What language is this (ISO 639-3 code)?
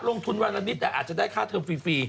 tha